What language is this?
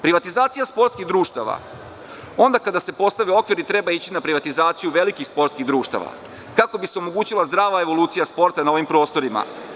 Serbian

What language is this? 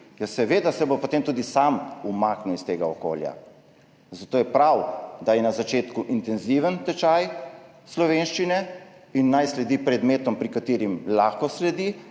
Slovenian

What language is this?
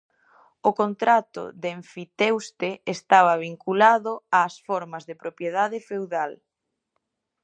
Galician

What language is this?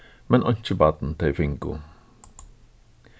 Faroese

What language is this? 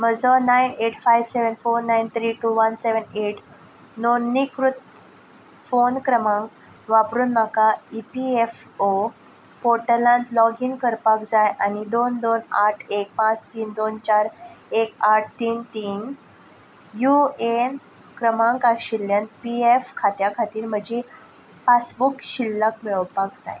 Konkani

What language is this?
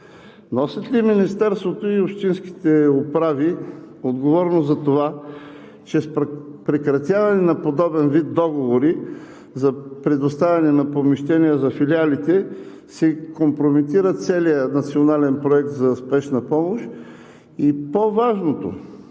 Bulgarian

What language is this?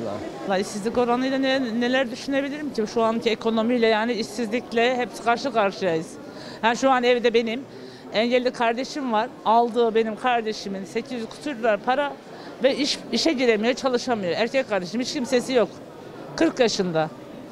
Turkish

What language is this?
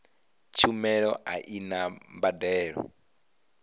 Venda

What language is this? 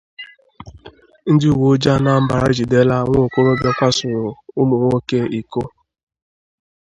Igbo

